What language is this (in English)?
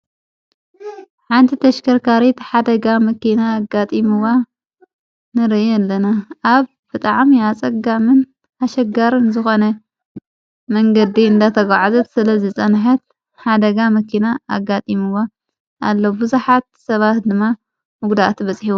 Tigrinya